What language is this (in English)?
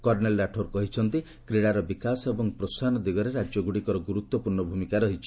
Odia